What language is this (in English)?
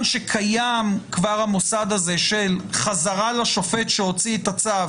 Hebrew